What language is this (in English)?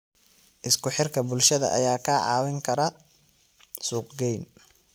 Somali